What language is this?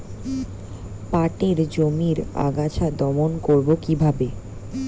Bangla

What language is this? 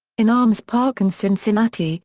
English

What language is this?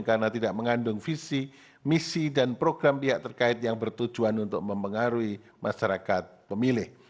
Indonesian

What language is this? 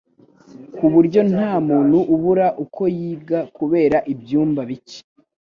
Kinyarwanda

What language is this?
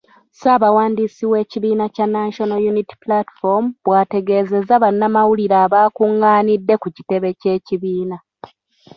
Ganda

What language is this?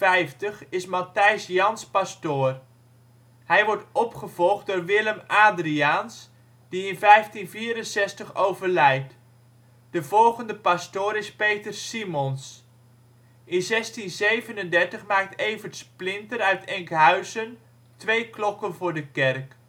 Dutch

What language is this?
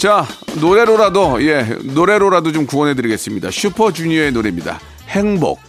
Korean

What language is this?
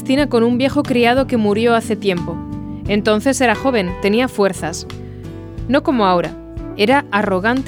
Spanish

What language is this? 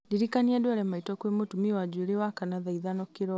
Kikuyu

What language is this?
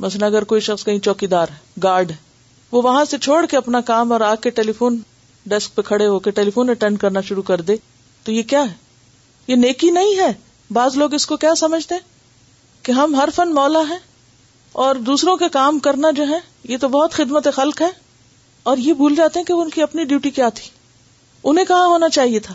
Urdu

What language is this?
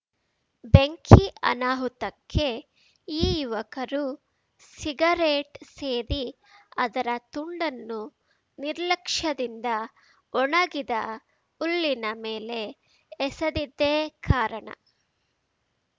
Kannada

